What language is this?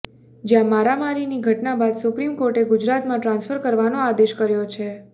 Gujarati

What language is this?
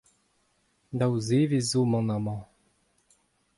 Breton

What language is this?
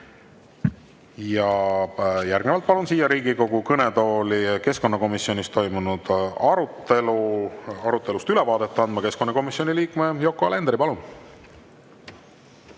Estonian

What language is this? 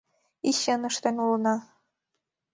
Mari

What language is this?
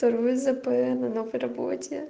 Russian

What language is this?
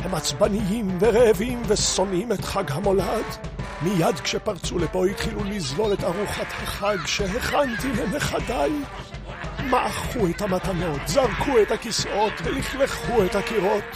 Hebrew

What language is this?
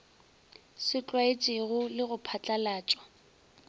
Northern Sotho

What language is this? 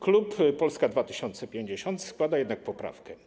Polish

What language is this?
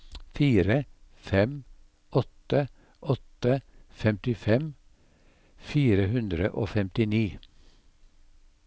Norwegian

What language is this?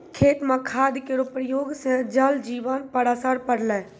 Maithili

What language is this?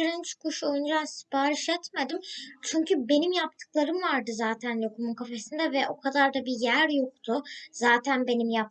Turkish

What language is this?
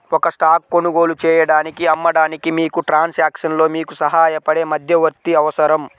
Telugu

